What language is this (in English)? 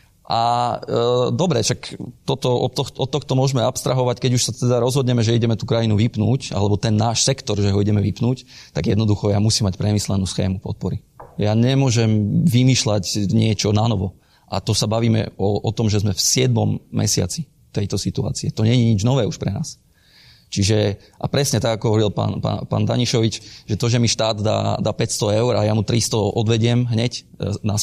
Slovak